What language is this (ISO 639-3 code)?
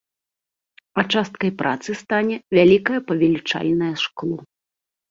bel